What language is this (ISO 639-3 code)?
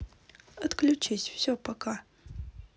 rus